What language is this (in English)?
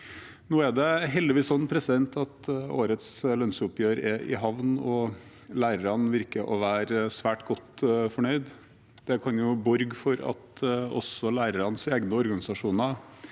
Norwegian